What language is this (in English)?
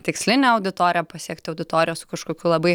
Lithuanian